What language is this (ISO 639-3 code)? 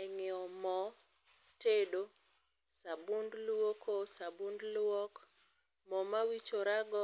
luo